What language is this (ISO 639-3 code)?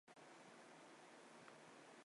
zho